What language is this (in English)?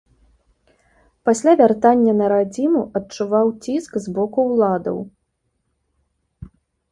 Belarusian